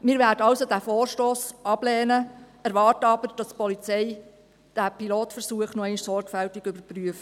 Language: Swiss German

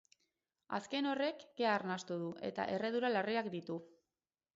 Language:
Basque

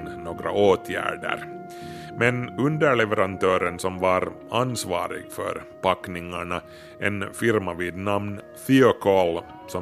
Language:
Swedish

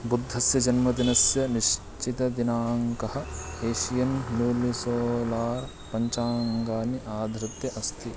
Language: Sanskrit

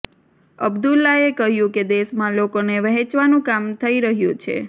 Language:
Gujarati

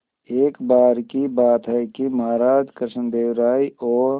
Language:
Hindi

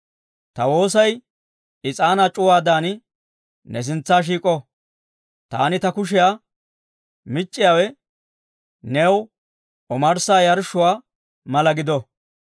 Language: Dawro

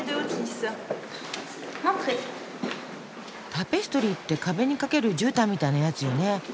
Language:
Japanese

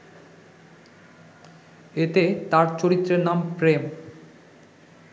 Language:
Bangla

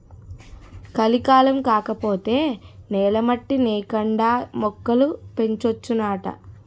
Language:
Telugu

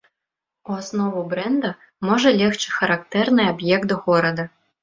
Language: Belarusian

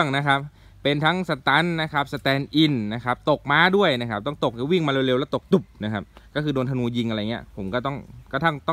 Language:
Thai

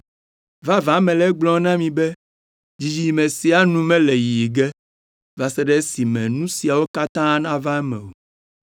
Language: Ewe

